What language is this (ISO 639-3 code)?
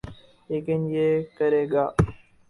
urd